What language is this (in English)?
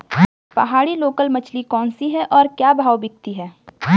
Hindi